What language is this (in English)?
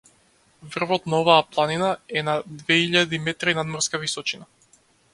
Macedonian